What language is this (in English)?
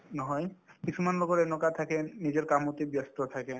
Assamese